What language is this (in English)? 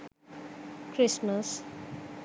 Sinhala